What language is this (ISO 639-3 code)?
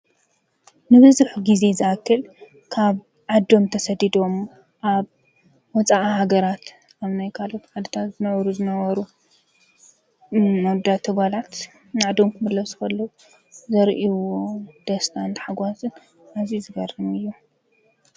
tir